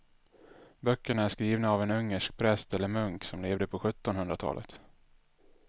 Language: Swedish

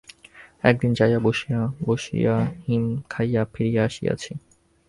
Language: Bangla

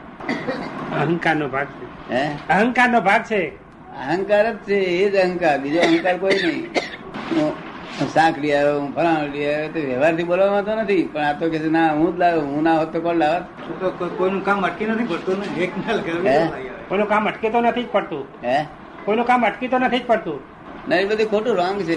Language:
Gujarati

